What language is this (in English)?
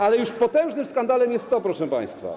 Polish